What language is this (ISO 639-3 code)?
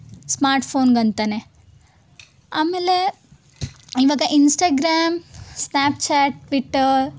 kan